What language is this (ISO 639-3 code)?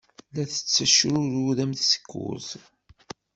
kab